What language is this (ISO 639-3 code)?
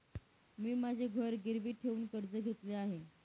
mar